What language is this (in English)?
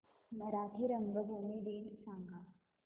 Marathi